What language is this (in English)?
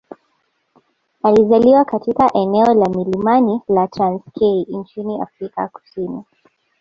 Swahili